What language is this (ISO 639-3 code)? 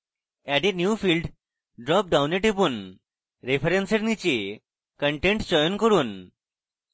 ben